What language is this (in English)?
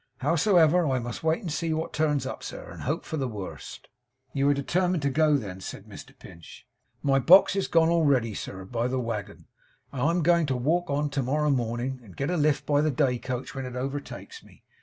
English